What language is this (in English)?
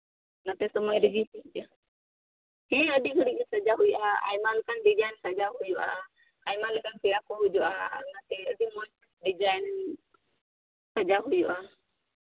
Santali